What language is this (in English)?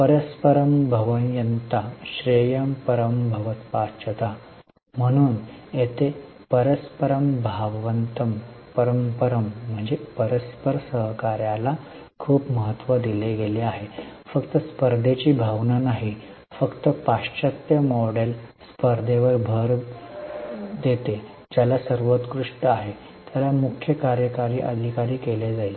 Marathi